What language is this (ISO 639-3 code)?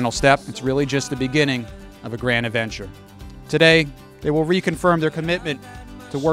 eng